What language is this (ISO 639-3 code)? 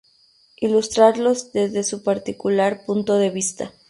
spa